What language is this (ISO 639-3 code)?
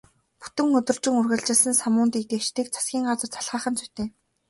mon